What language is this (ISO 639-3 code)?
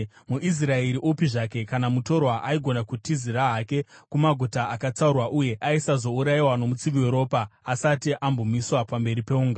sna